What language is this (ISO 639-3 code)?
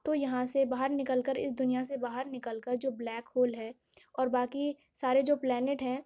urd